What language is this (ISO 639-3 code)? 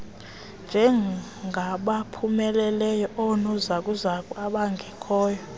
xho